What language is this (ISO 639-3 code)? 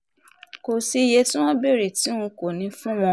yor